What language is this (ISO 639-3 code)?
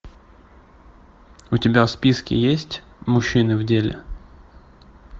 rus